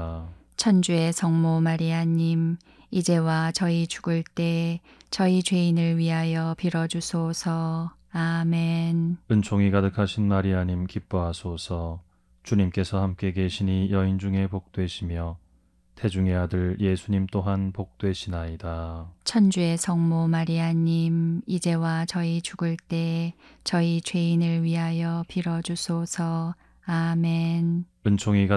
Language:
Korean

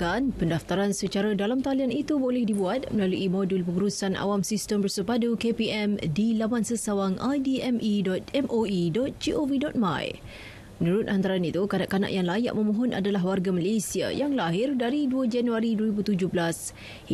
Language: Malay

